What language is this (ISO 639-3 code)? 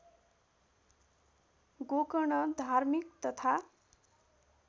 nep